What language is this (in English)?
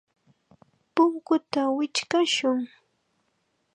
Chiquián Ancash Quechua